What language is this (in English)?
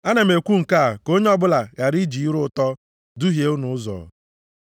Igbo